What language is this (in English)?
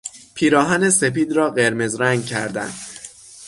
Persian